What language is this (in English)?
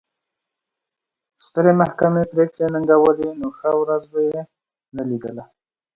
Pashto